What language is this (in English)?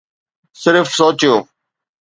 Sindhi